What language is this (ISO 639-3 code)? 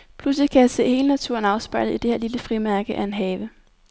dan